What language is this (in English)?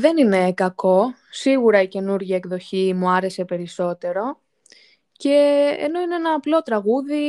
Greek